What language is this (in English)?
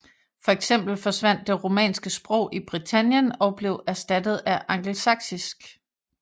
Danish